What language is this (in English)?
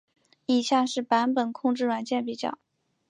Chinese